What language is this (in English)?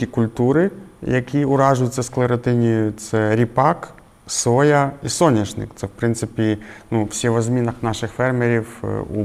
Ukrainian